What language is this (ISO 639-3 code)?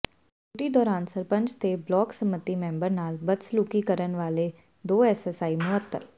pan